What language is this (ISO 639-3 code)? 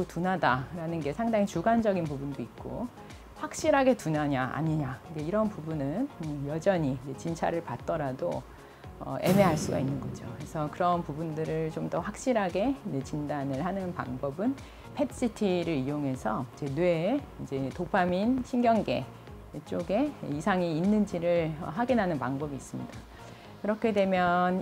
kor